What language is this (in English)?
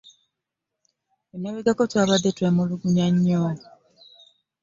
Ganda